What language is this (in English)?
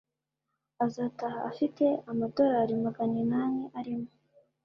Kinyarwanda